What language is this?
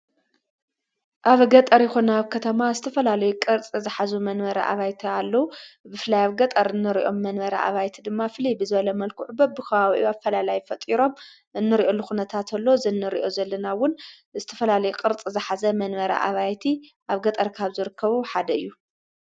Tigrinya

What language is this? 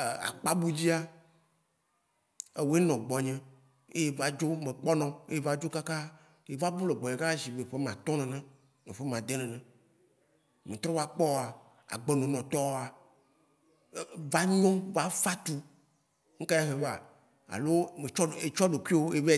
Waci Gbe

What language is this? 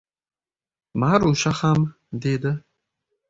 Uzbek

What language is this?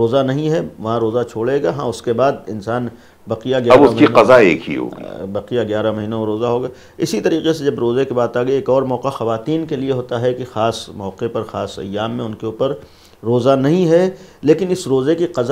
Hindi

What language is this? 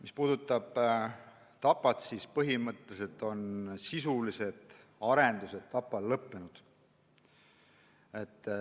Estonian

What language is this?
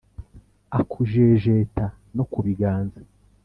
Kinyarwanda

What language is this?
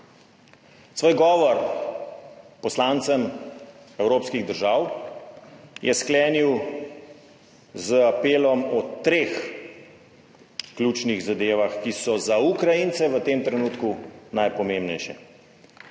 Slovenian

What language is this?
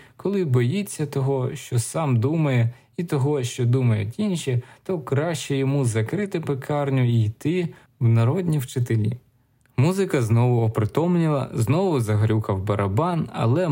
Ukrainian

